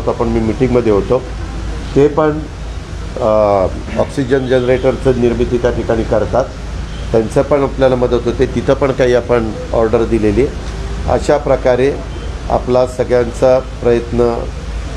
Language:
Hindi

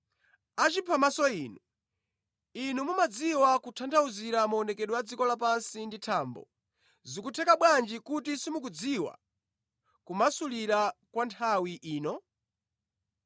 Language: Nyanja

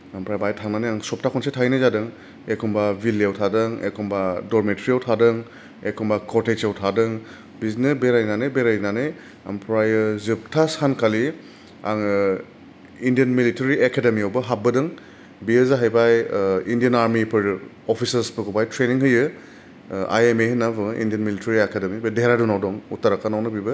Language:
Bodo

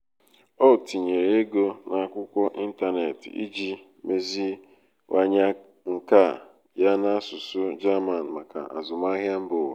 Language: Igbo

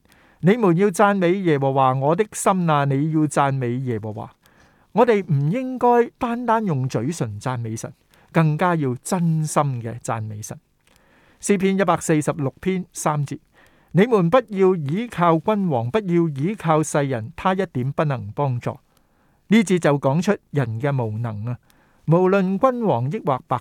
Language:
Chinese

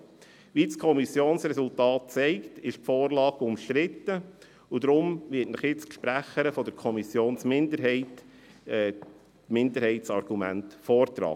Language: Swiss German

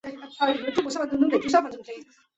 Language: Chinese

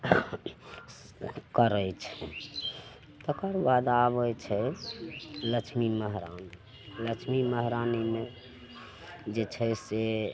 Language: Maithili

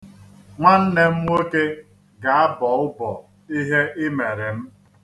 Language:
Igbo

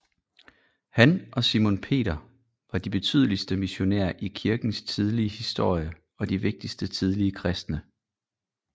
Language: Danish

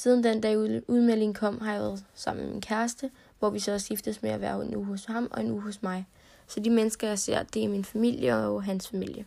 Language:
Danish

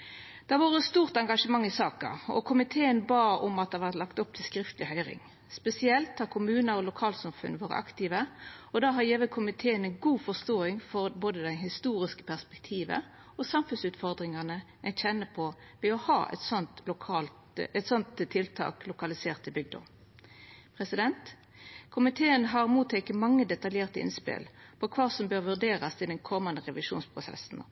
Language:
Norwegian Nynorsk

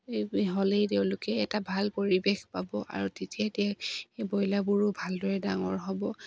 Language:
Assamese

